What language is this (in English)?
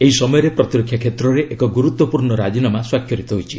Odia